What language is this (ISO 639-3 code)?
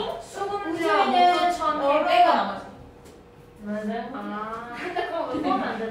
kor